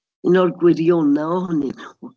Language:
Welsh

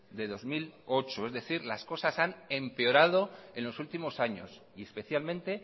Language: Spanish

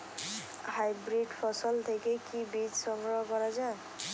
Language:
Bangla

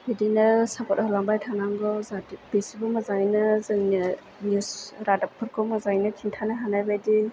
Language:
Bodo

